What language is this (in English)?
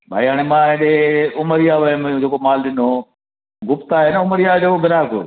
Sindhi